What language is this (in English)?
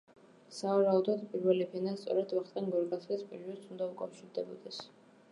Georgian